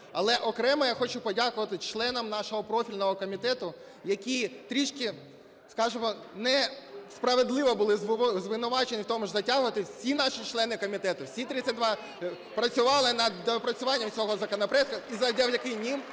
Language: Ukrainian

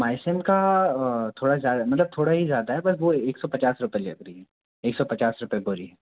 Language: Hindi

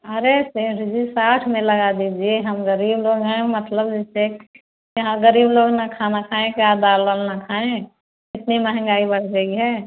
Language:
Hindi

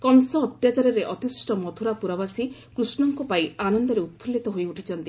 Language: Odia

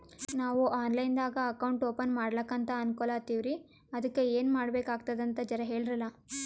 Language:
Kannada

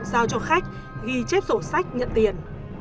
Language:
Vietnamese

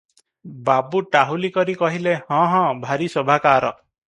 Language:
Odia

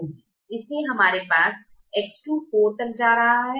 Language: Hindi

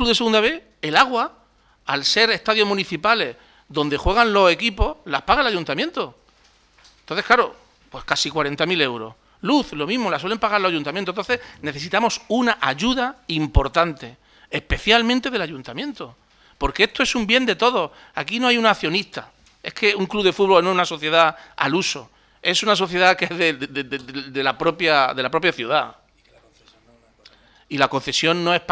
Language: Spanish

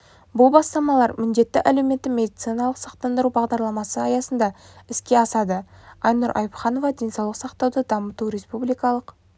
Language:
Kazakh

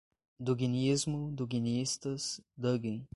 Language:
Portuguese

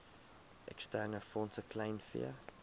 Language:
Afrikaans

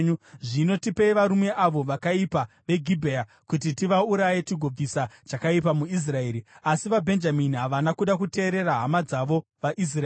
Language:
Shona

